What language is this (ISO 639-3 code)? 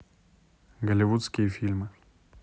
rus